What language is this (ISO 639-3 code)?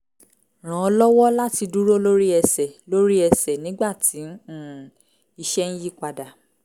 yor